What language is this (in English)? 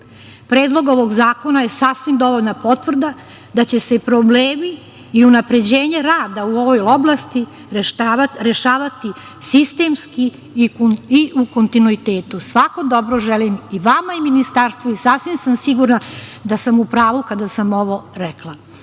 Serbian